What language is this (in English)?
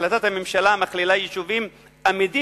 Hebrew